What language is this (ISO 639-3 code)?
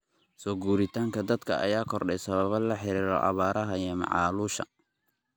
som